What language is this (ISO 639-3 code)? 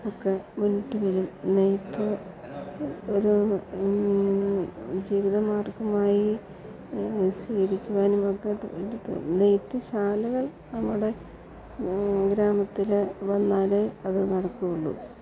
mal